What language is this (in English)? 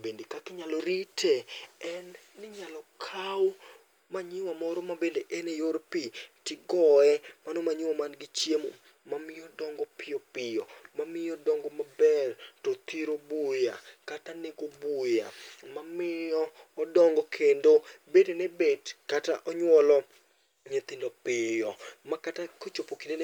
Luo (Kenya and Tanzania)